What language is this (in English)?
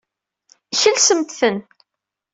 Kabyle